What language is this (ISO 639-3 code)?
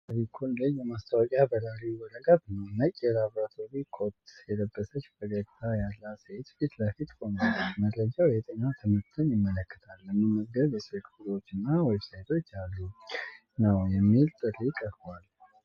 amh